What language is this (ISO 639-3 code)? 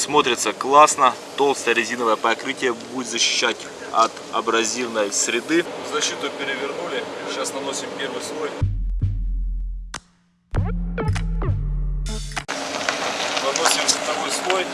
rus